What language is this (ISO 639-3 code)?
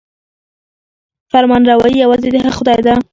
pus